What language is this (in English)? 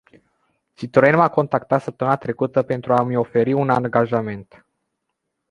Romanian